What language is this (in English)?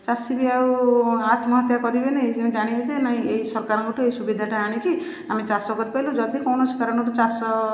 Odia